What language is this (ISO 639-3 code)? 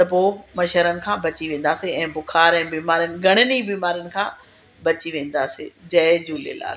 snd